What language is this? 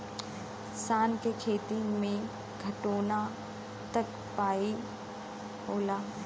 Bhojpuri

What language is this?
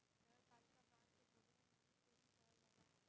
Bhojpuri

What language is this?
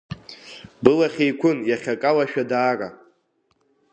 Abkhazian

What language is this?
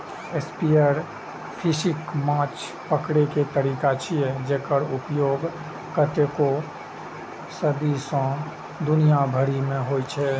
Maithili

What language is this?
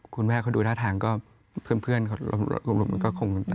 Thai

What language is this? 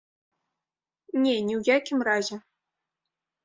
Belarusian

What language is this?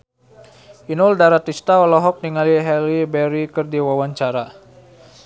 Sundanese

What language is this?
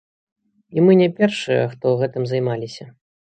Belarusian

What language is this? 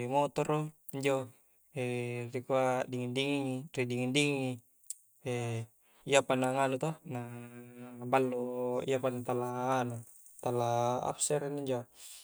Coastal Konjo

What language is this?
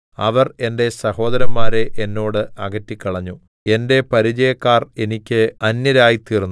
Malayalam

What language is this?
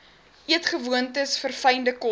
Afrikaans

